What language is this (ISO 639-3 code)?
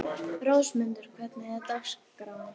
isl